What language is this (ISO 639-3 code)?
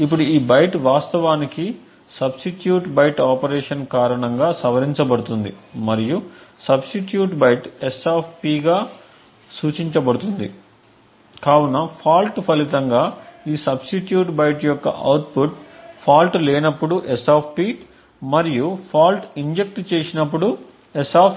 tel